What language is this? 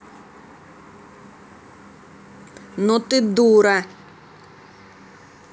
Russian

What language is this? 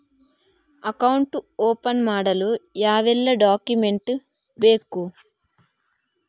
Kannada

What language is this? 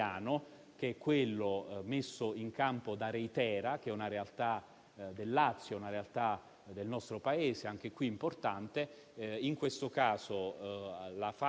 Italian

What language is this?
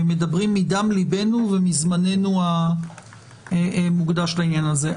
Hebrew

